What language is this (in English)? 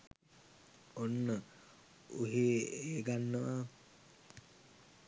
Sinhala